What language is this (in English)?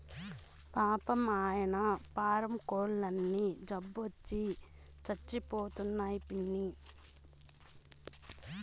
Telugu